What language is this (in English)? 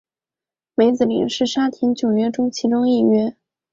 Chinese